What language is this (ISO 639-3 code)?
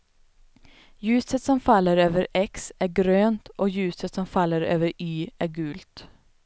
swe